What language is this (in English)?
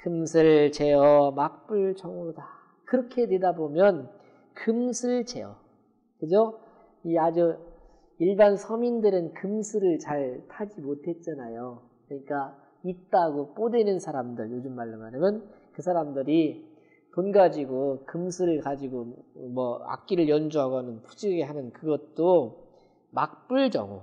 Korean